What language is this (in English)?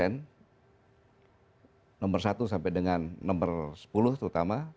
Indonesian